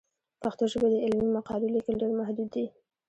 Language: Pashto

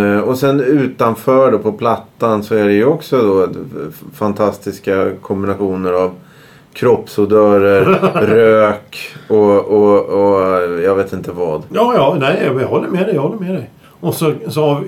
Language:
Swedish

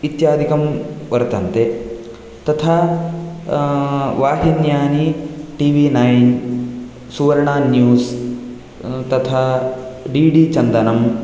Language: Sanskrit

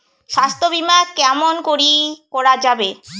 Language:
Bangla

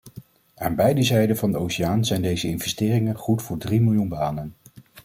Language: Dutch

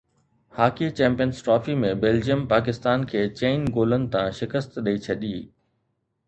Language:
Sindhi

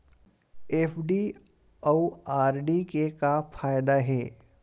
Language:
Chhattisgarhi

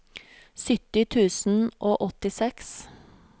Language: Norwegian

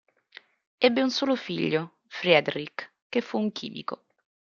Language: Italian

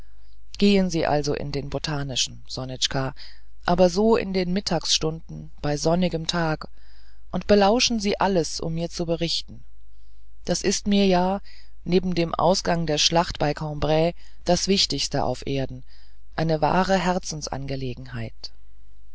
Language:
German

